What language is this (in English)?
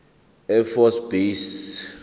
Zulu